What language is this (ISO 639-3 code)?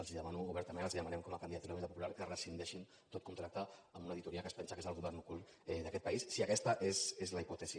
cat